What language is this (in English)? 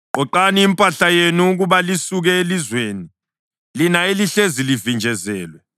North Ndebele